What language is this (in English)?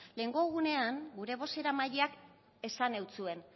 Basque